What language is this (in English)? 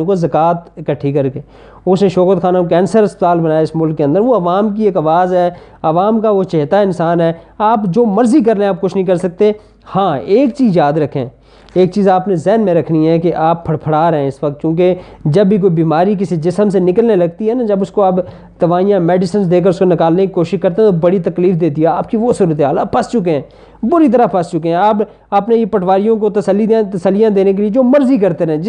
Urdu